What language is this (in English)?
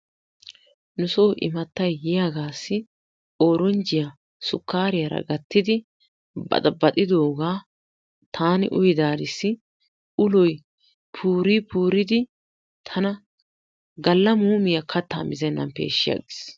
Wolaytta